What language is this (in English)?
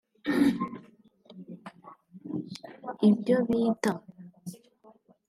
Kinyarwanda